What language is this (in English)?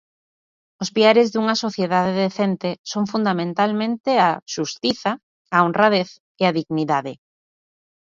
Galician